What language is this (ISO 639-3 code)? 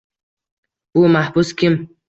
uzb